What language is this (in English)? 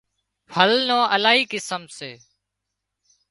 Wadiyara Koli